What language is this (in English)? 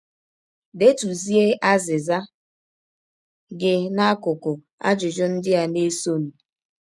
Igbo